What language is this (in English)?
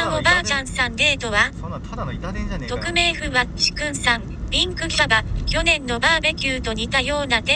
Japanese